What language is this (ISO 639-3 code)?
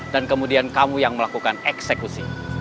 ind